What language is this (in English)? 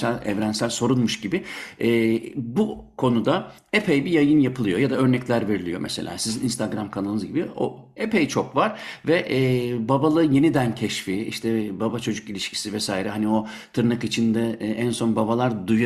Turkish